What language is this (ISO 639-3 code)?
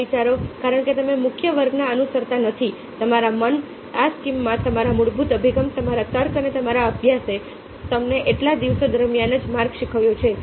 guj